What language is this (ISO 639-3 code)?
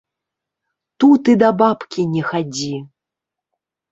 bel